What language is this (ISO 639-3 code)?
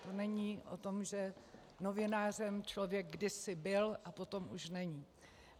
ces